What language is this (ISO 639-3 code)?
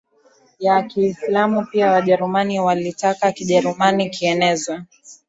swa